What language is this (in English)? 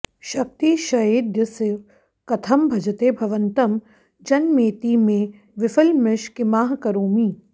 Sanskrit